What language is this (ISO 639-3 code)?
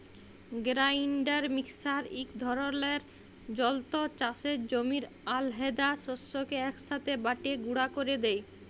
ben